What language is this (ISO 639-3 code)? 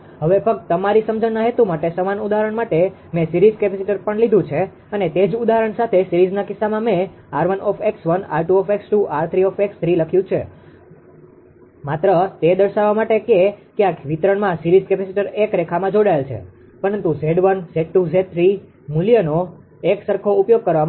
guj